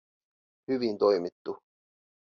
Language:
Finnish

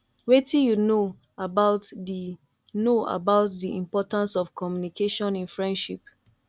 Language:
Nigerian Pidgin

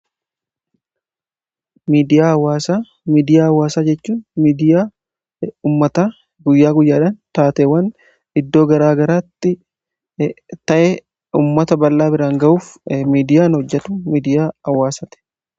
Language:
Oromo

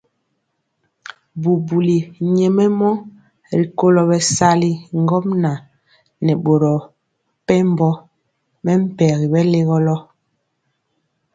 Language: Mpiemo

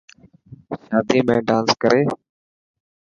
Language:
Dhatki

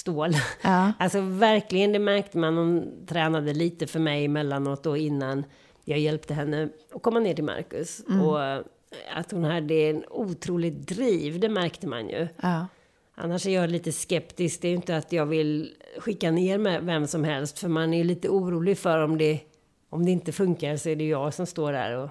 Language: Swedish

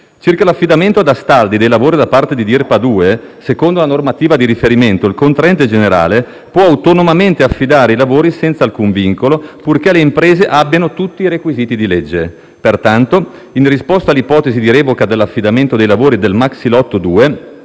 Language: Italian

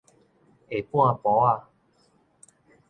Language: Min Nan Chinese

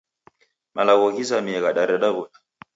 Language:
Taita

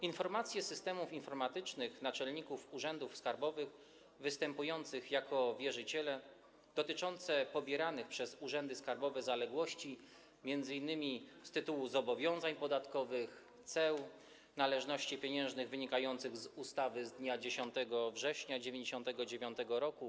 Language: Polish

